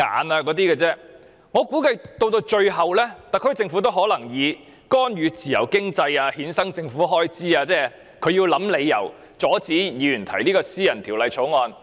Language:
Cantonese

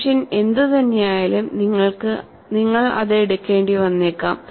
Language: Malayalam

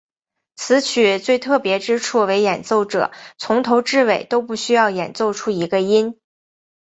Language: Chinese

